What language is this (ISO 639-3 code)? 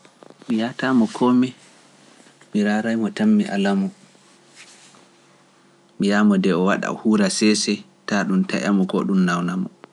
fuf